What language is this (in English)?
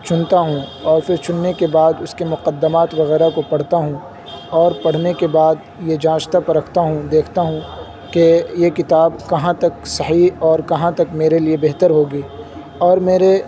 Urdu